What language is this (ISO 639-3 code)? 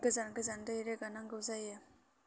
brx